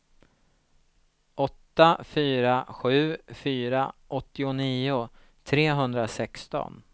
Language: Swedish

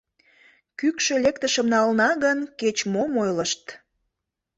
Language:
Mari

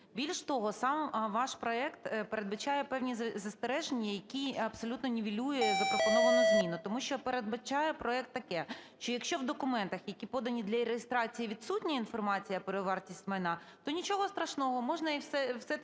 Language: Ukrainian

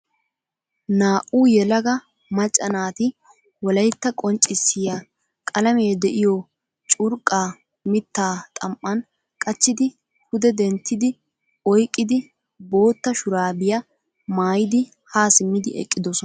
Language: Wolaytta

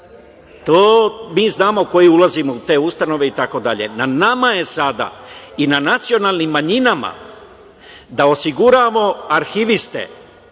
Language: Serbian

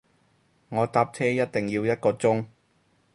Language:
Cantonese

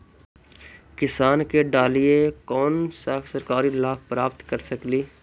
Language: Magahi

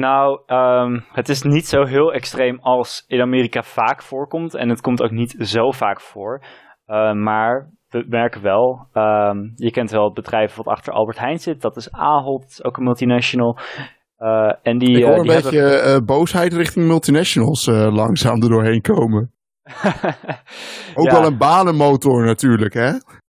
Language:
Dutch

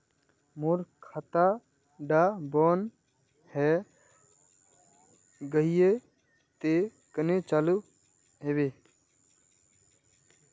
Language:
Magahi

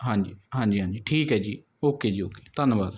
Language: Punjabi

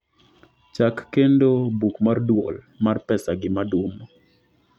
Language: Luo (Kenya and Tanzania)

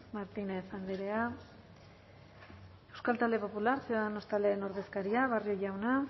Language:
Basque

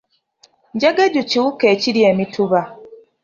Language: Ganda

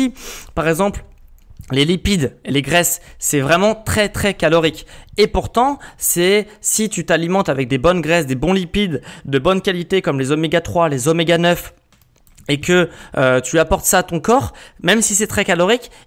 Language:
French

